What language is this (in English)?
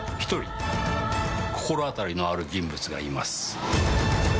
Japanese